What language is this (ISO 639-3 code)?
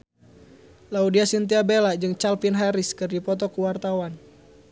sun